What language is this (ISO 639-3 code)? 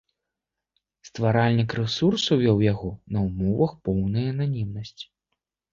bel